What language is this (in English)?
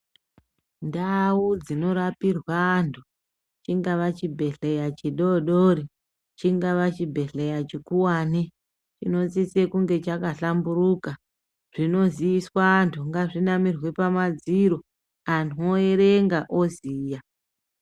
Ndau